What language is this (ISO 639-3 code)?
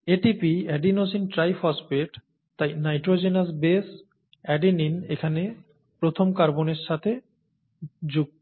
ben